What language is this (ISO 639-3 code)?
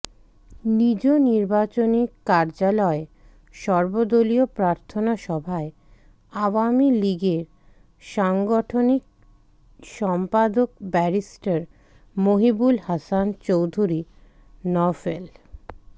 ben